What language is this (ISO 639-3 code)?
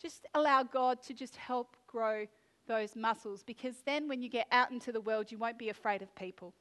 eng